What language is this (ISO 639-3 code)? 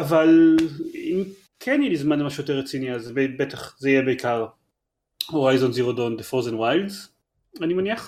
heb